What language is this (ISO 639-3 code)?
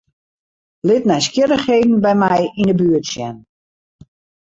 fry